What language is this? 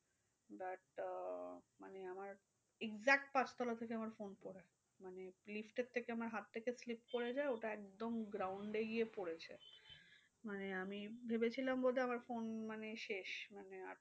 Bangla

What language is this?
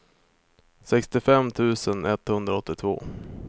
Swedish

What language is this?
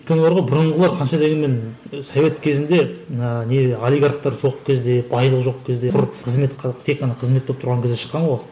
Kazakh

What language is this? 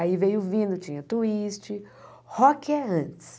Portuguese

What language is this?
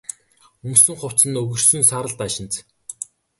Mongolian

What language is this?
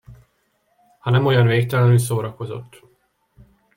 Hungarian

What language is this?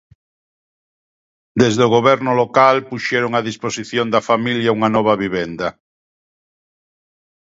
Galician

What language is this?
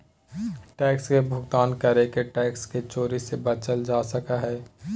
Magahi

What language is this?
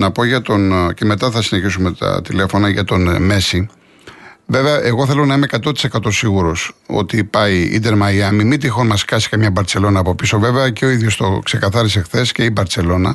Greek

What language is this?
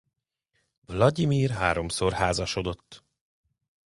Hungarian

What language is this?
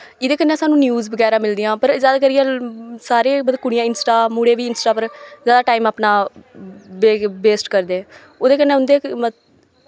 Dogri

